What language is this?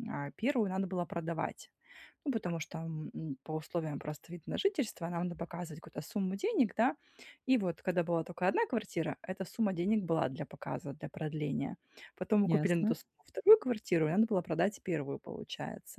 Russian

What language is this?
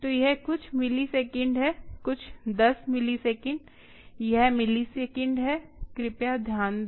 Hindi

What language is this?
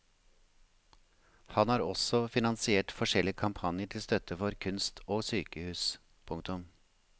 Norwegian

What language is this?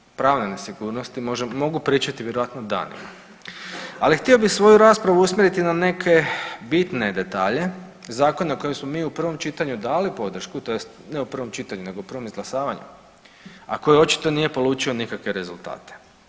Croatian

